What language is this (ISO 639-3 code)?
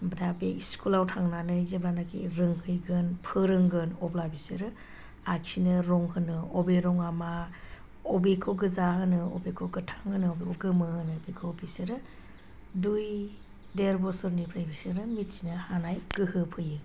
brx